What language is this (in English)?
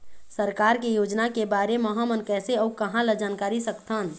Chhattisgarhi